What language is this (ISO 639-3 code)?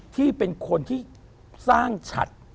tha